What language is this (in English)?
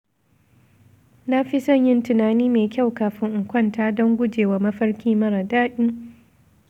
Hausa